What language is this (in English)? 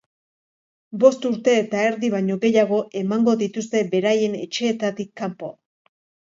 Basque